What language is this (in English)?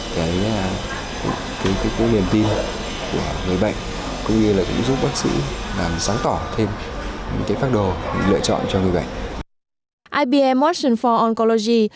Vietnamese